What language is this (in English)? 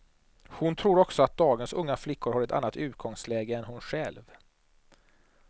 Swedish